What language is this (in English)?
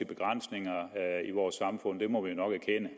Danish